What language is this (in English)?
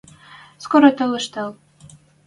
Western Mari